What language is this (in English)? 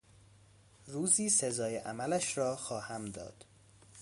Persian